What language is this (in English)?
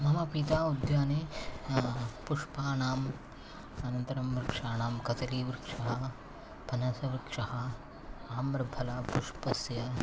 Sanskrit